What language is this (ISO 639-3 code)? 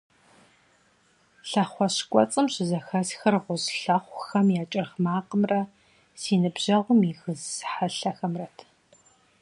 kbd